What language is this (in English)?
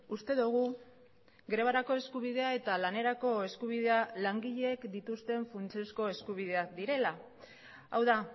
Basque